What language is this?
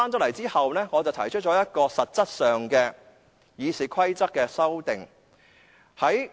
Cantonese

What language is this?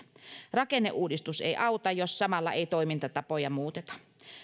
Finnish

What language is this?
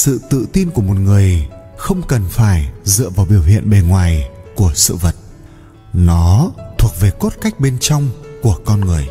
Vietnamese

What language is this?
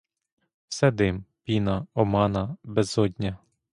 Ukrainian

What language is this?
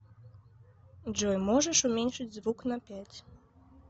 Russian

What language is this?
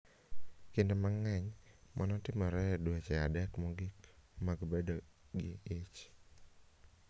Luo (Kenya and Tanzania)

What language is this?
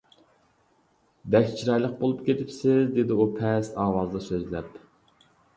Uyghur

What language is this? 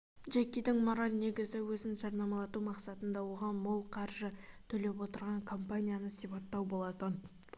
Kazakh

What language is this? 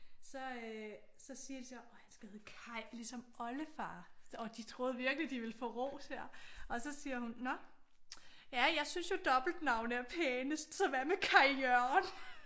Danish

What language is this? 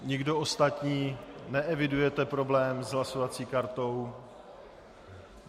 Czech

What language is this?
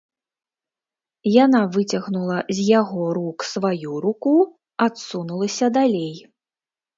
Belarusian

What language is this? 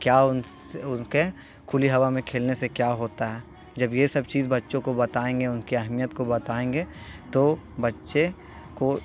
Urdu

